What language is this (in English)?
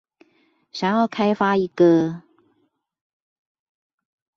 Chinese